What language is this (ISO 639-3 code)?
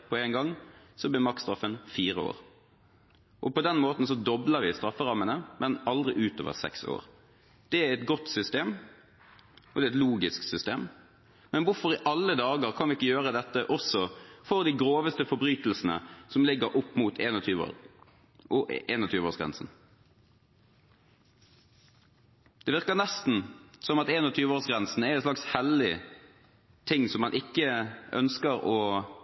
nob